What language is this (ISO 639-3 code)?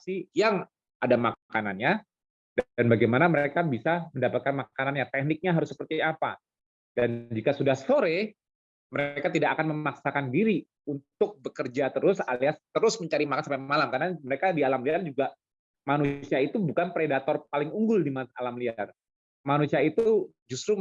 ind